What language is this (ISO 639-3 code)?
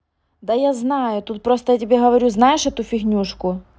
rus